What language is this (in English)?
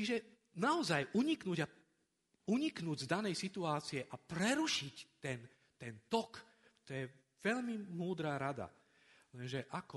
Slovak